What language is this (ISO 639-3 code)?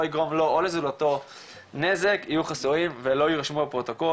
heb